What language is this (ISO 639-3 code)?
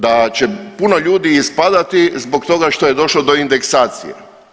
hrv